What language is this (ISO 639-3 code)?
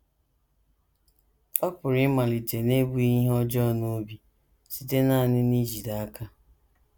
ibo